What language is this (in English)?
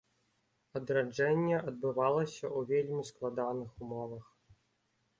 Belarusian